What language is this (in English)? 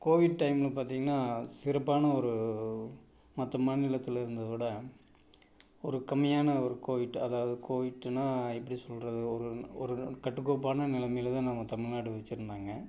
Tamil